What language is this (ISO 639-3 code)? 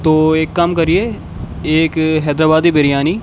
urd